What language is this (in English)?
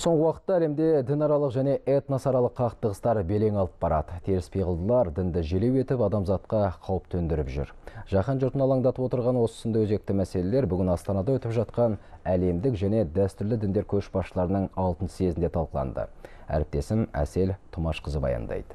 Russian